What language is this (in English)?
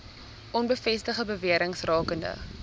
Afrikaans